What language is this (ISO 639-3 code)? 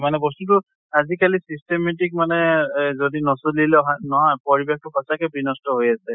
asm